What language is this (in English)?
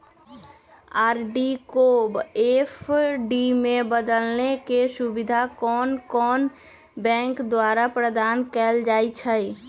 Magahi